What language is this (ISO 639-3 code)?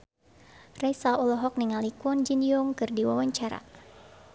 sun